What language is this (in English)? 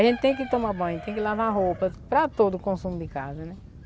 Portuguese